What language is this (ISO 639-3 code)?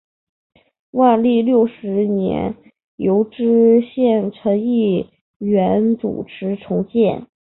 zho